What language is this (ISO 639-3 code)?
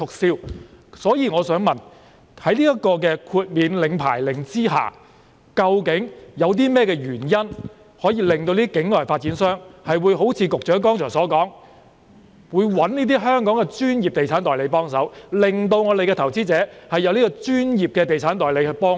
yue